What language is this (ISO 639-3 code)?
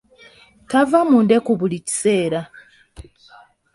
lug